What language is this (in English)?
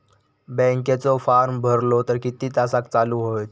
Marathi